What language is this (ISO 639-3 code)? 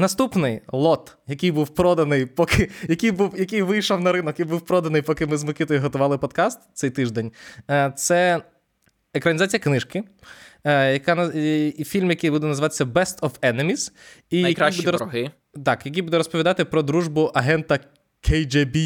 ukr